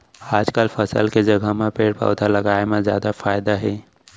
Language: Chhattisgarhi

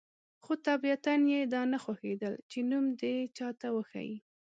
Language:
Pashto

